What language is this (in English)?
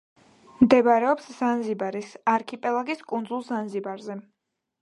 Georgian